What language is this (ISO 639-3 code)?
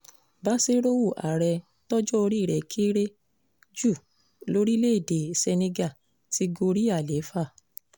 yor